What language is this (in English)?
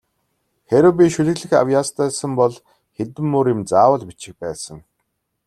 Mongolian